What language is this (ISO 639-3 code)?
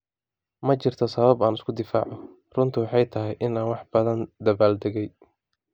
som